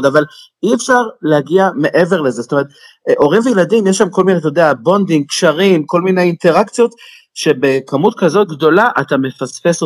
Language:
Hebrew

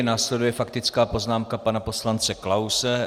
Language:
Czech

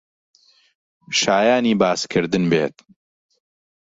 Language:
Central Kurdish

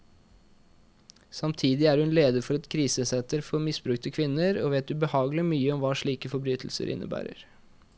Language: Norwegian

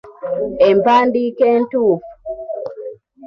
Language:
Ganda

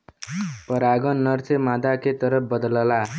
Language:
Bhojpuri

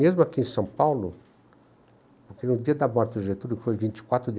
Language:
Portuguese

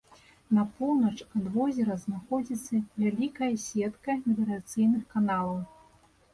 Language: Belarusian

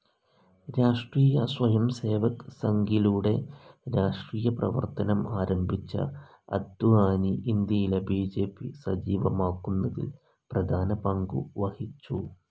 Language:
Malayalam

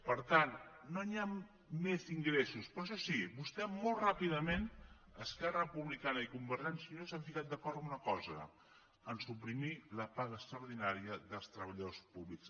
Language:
Catalan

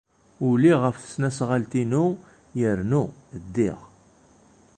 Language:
Kabyle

